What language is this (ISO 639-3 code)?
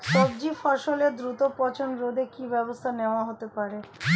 ben